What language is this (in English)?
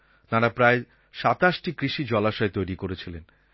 Bangla